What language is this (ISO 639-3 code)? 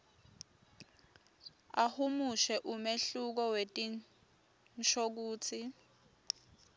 ssw